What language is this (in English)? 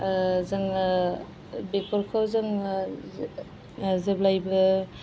Bodo